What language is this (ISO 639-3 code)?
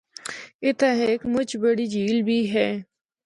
hno